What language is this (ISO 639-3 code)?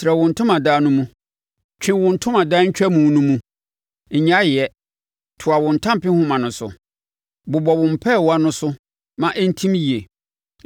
aka